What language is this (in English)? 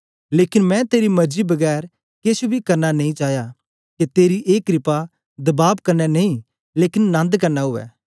Dogri